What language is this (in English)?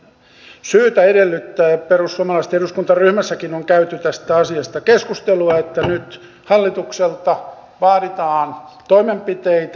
Finnish